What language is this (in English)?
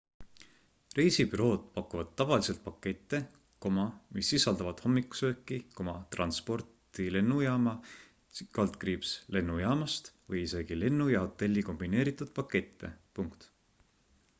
Estonian